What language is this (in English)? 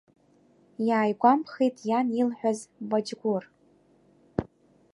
Abkhazian